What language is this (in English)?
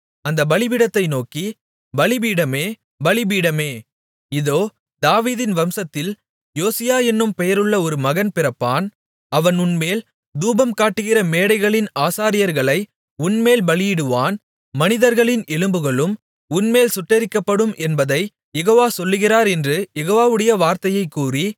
Tamil